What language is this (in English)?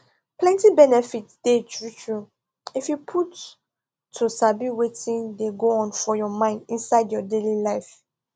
Nigerian Pidgin